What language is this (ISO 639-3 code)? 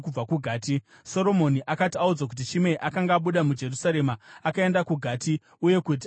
sna